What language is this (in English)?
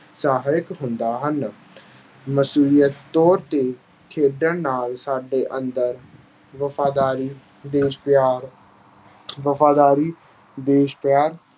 Punjabi